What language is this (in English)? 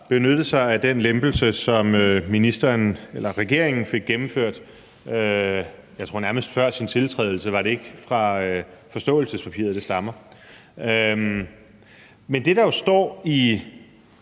Danish